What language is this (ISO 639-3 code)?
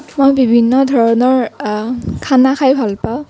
asm